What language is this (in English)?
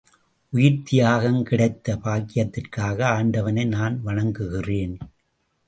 Tamil